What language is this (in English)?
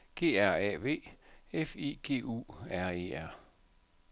Danish